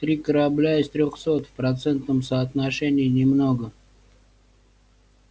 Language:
Russian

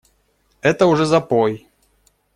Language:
Russian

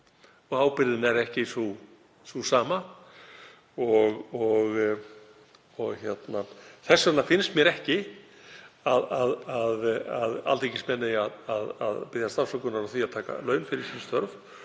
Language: Icelandic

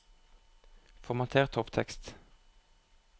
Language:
Norwegian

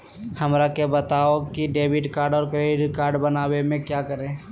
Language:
Magahi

